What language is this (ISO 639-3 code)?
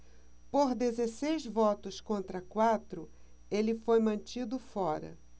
por